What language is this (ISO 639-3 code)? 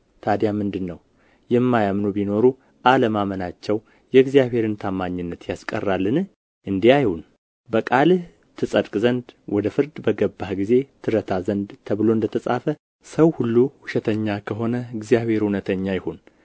amh